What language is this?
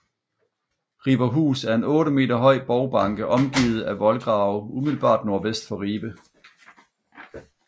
Danish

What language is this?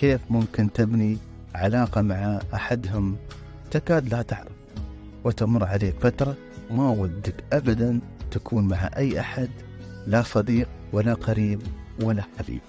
Arabic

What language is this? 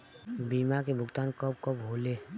Bhojpuri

